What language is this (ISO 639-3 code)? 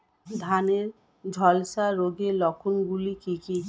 ben